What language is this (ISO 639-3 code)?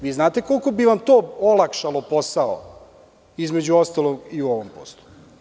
srp